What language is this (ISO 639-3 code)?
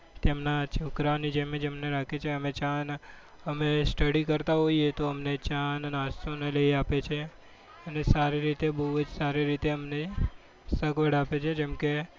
guj